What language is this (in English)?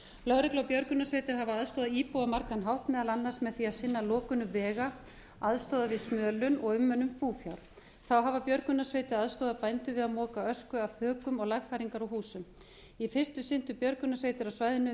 Icelandic